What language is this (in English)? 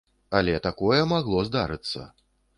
Belarusian